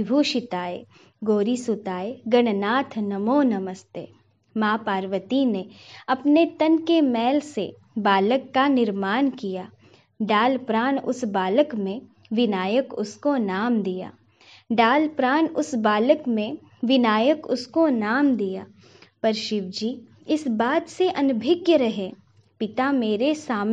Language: Hindi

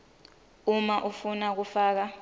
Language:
Swati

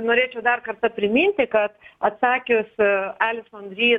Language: Lithuanian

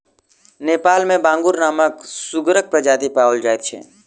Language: Maithili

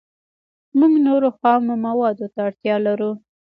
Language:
Pashto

